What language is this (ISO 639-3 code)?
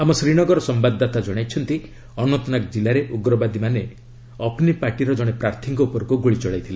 ori